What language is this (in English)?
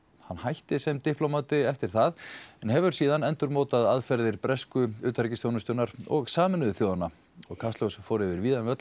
Icelandic